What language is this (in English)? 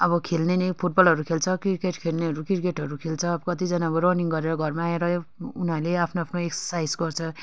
Nepali